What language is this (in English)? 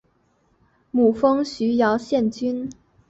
Chinese